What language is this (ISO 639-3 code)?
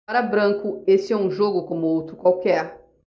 por